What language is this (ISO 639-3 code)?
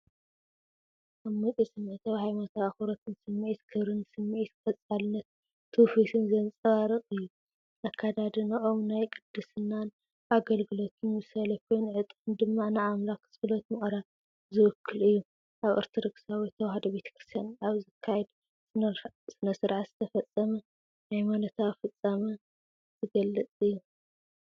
tir